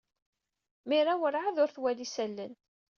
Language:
Kabyle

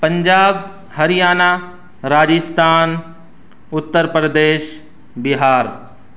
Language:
Urdu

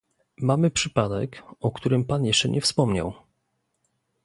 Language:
Polish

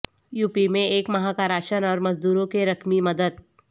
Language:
Urdu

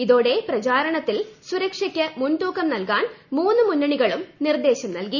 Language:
Malayalam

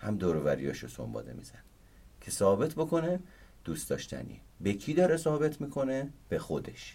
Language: Persian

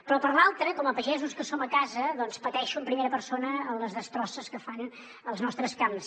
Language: Catalan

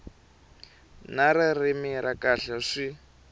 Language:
Tsonga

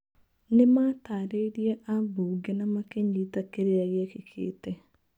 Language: Kikuyu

